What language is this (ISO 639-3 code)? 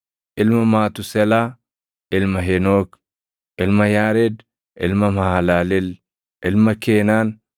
orm